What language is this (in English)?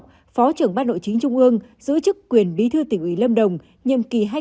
Vietnamese